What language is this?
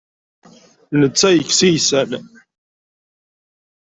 Kabyle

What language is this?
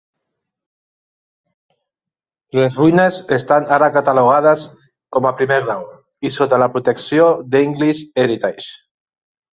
Catalan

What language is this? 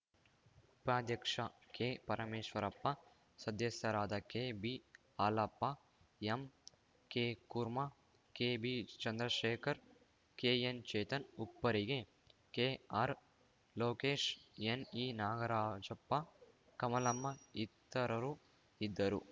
Kannada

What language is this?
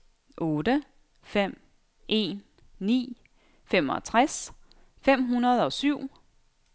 Danish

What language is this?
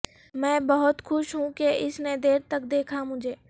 Urdu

